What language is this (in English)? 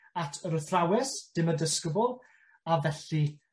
Welsh